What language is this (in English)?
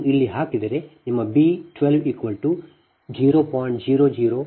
Kannada